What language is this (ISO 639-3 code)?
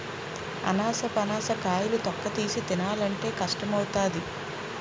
tel